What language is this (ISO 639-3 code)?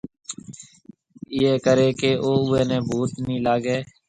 mve